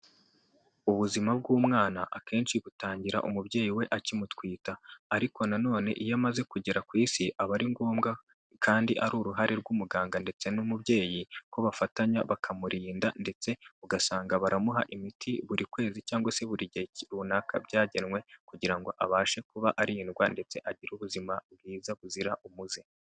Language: Kinyarwanda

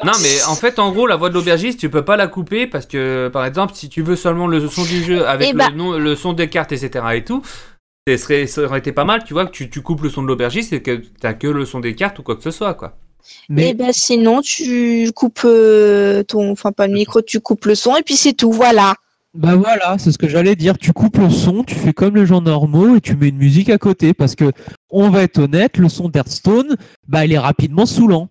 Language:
French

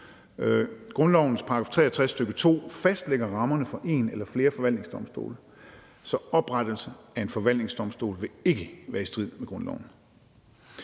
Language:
Danish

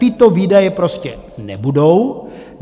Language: Czech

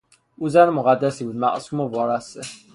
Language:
Persian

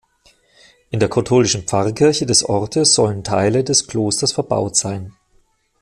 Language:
German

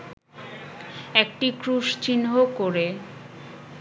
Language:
Bangla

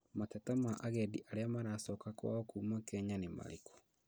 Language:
Kikuyu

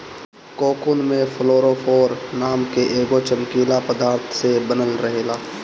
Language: Bhojpuri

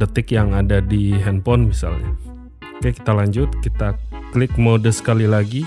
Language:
Indonesian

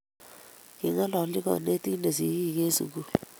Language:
Kalenjin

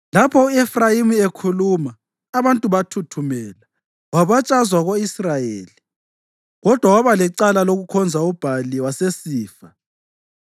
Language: North Ndebele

